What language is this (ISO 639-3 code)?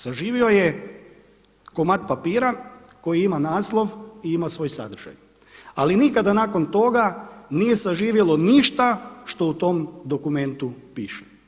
hrv